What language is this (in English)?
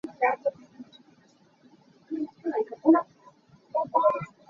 Hakha Chin